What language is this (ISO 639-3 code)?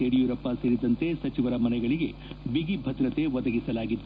kan